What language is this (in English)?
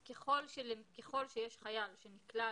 Hebrew